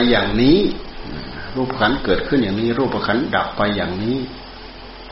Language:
Thai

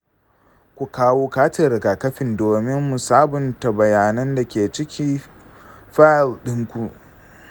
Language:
Hausa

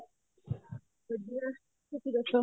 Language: Punjabi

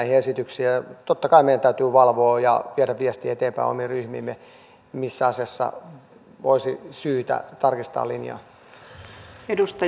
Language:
Finnish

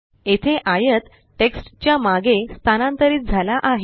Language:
Marathi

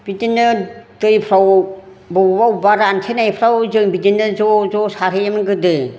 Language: Bodo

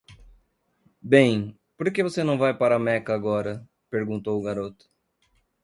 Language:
Portuguese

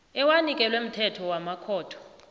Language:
South Ndebele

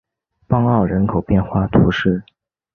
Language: Chinese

